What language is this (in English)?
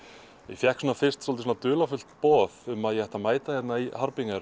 Icelandic